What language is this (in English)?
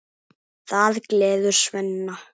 Icelandic